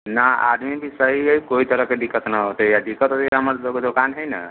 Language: Maithili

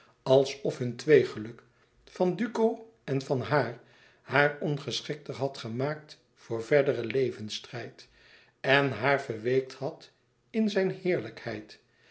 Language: Dutch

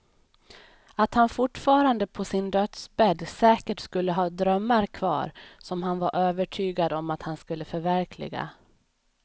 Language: Swedish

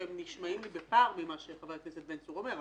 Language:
Hebrew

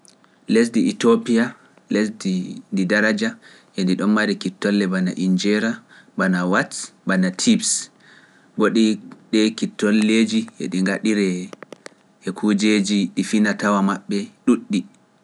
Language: Pular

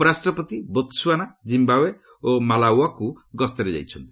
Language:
Odia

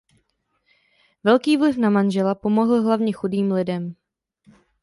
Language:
Czech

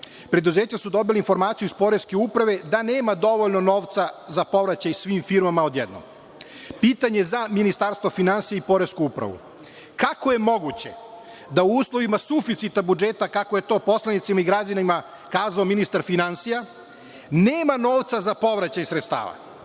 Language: Serbian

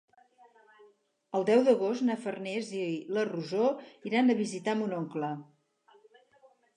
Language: Catalan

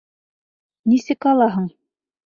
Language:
Bashkir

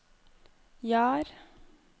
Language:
Norwegian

